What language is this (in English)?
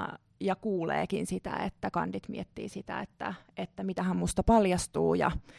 Finnish